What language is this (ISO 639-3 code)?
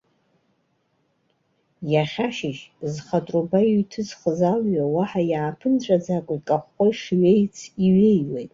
abk